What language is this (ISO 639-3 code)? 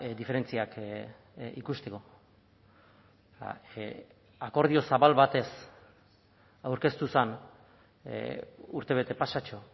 eus